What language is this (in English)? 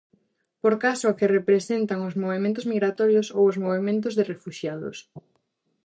Galician